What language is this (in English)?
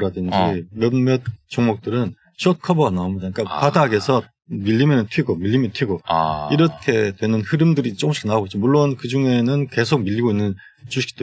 Korean